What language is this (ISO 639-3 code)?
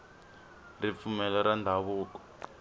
tso